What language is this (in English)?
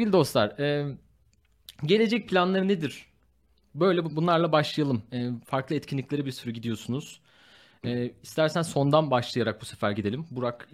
Turkish